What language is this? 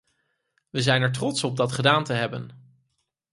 Dutch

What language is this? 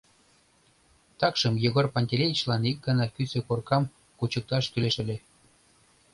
Mari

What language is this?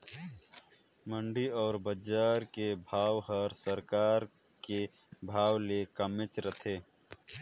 Chhattisgarhi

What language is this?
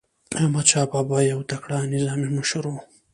Pashto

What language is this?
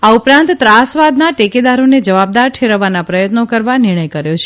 Gujarati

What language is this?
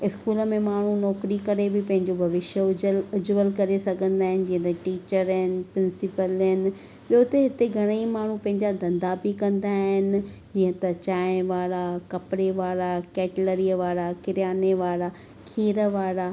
Sindhi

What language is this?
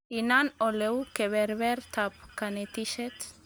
Kalenjin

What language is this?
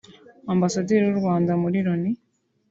Kinyarwanda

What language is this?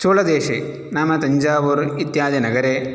Sanskrit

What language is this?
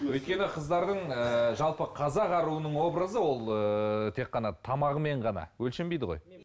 Kazakh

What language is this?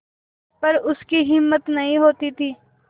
Hindi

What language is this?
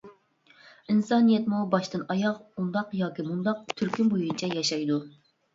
Uyghur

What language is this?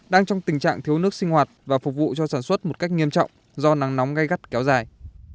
Vietnamese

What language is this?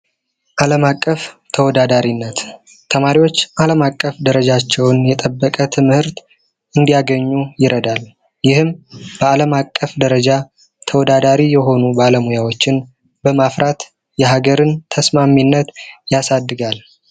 Amharic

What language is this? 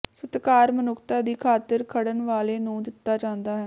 Punjabi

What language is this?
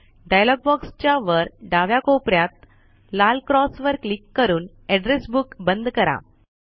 Marathi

